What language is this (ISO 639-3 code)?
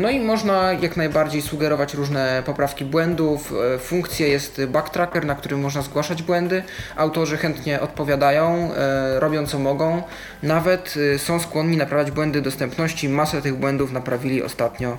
pol